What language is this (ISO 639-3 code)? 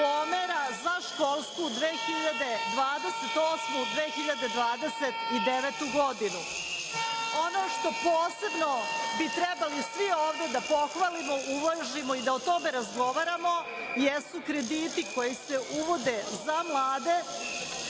srp